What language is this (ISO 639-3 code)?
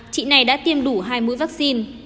vie